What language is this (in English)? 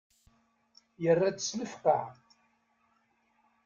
Kabyle